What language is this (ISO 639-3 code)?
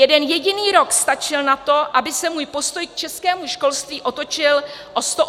ces